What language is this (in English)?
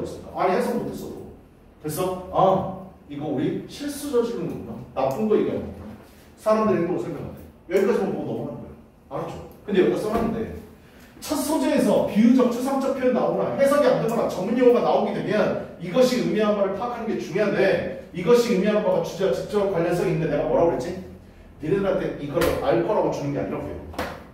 Korean